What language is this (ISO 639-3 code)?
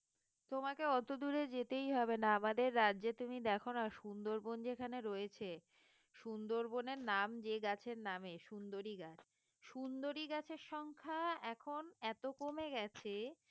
ben